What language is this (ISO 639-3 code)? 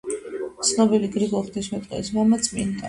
kat